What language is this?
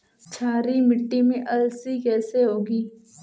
Hindi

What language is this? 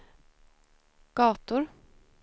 Swedish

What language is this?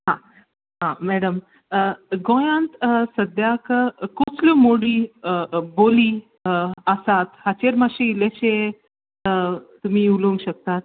Konkani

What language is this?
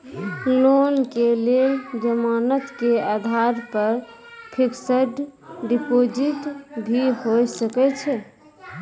Maithili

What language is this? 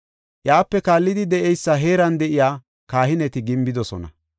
Gofa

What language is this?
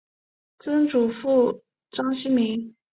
Chinese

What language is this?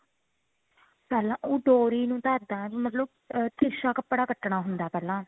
Punjabi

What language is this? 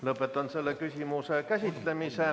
Estonian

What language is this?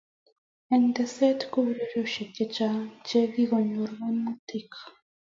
Kalenjin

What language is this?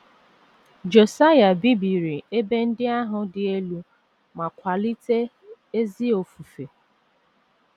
Igbo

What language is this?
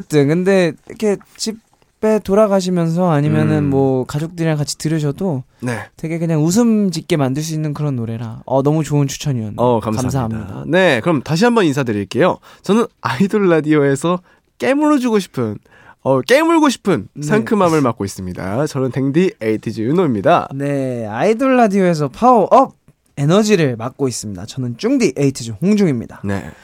Korean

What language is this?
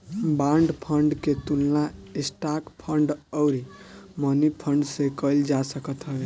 Bhojpuri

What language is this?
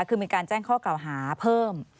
Thai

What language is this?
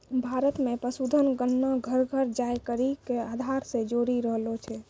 Maithili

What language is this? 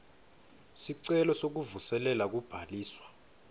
Swati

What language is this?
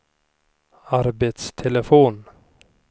Swedish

